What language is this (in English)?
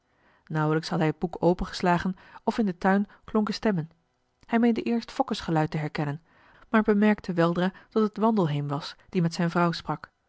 Dutch